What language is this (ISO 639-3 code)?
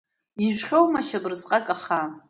abk